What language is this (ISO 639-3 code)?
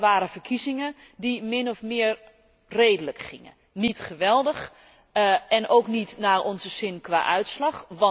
nld